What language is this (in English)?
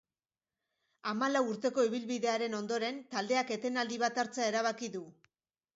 Basque